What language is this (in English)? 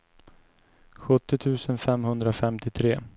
Swedish